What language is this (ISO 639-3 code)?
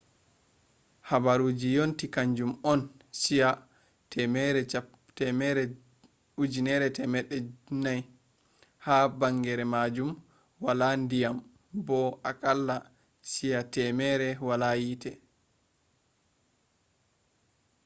ful